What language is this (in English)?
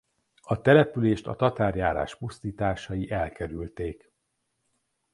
Hungarian